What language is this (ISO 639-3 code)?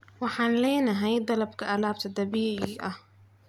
som